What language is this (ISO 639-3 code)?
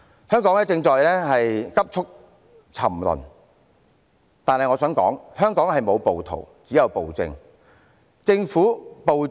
yue